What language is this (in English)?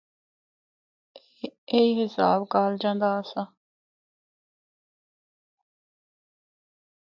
Northern Hindko